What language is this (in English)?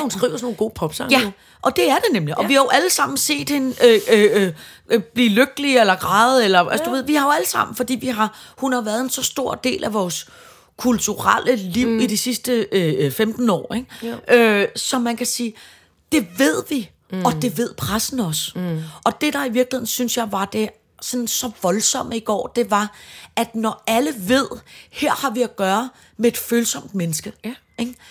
Danish